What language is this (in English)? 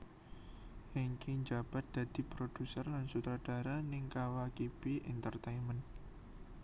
Javanese